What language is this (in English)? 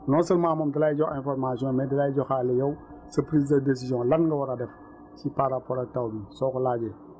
Wolof